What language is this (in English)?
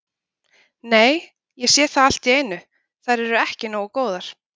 Icelandic